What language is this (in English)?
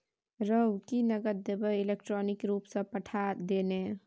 Maithili